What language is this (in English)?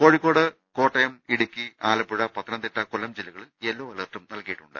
Malayalam